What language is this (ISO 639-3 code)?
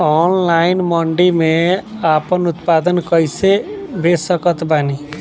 bho